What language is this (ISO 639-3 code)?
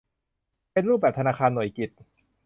tha